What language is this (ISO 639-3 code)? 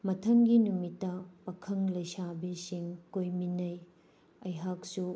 mni